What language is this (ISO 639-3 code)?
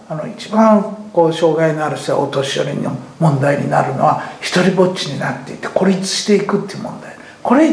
jpn